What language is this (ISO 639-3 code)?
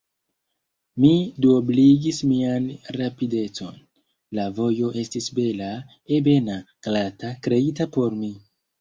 epo